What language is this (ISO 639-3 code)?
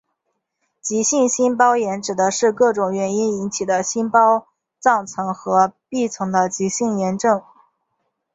zho